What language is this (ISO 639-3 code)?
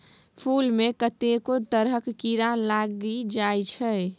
mai